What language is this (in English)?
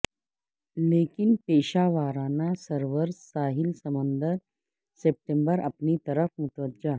Urdu